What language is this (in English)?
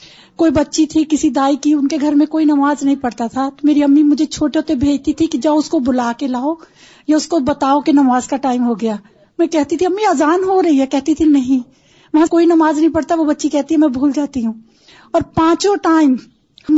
Urdu